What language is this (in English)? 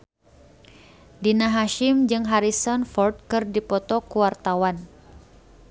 Sundanese